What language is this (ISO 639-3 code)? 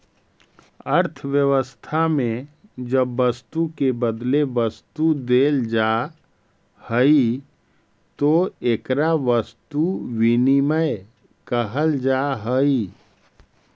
mag